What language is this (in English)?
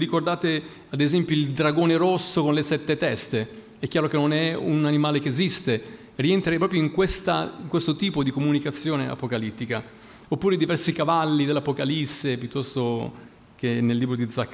Italian